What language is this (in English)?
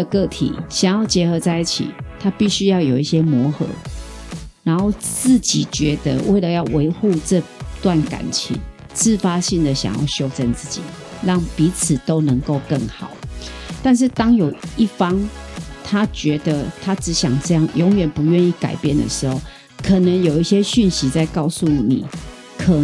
Chinese